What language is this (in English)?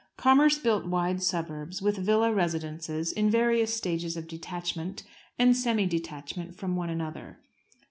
English